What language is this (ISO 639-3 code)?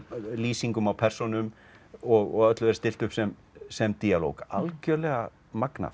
isl